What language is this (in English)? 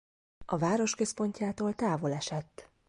Hungarian